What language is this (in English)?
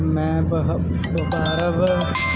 Punjabi